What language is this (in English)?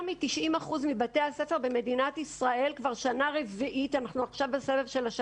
Hebrew